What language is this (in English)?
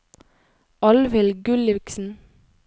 Norwegian